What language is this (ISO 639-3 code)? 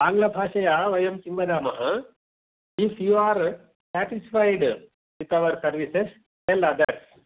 san